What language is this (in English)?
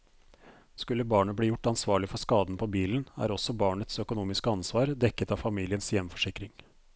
Norwegian